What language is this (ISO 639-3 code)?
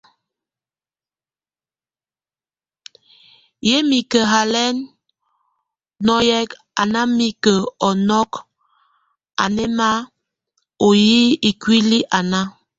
tvu